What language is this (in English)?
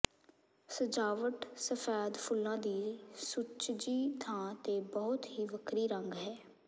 Punjabi